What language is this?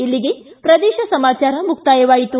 Kannada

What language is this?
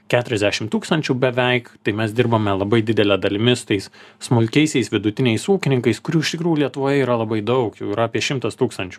Lithuanian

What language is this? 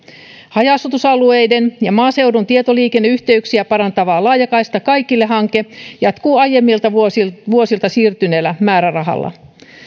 Finnish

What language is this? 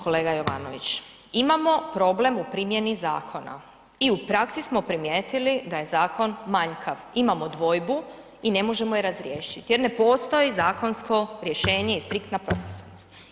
Croatian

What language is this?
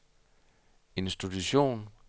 Danish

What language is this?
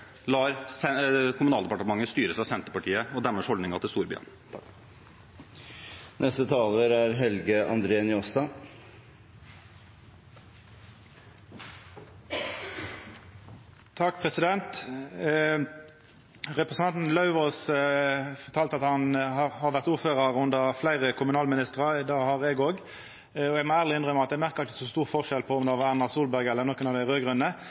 Norwegian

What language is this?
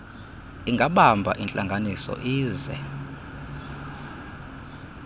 Xhosa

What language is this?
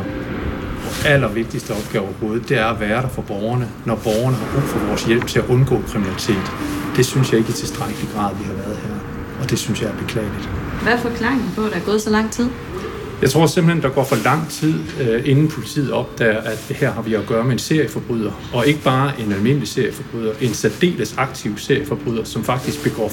Danish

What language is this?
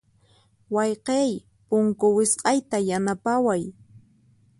Puno Quechua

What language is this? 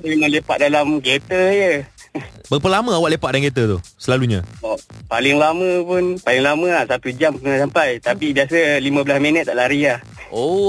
Malay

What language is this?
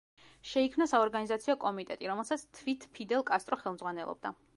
Georgian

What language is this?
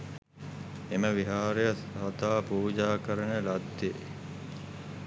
Sinhala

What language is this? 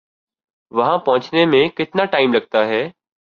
Urdu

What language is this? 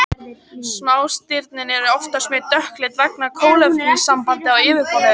Icelandic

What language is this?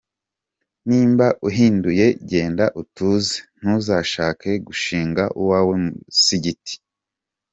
Kinyarwanda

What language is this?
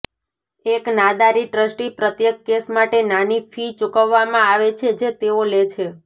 Gujarati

